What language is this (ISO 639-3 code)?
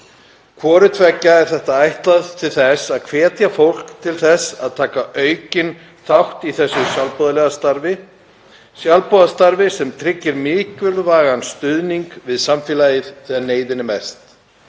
isl